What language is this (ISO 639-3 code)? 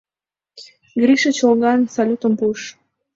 chm